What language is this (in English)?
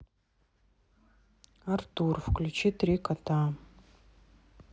Russian